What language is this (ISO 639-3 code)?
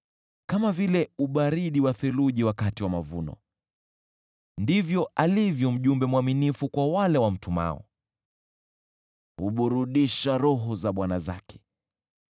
swa